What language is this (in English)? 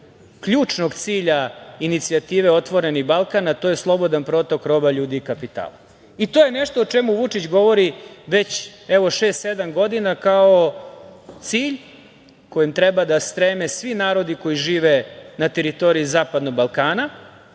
Serbian